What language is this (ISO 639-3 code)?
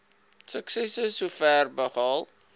afr